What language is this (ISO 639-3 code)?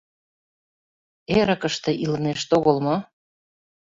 chm